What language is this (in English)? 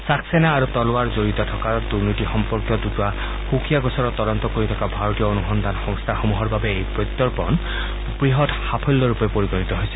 Assamese